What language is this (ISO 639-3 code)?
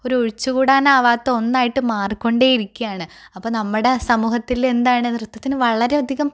mal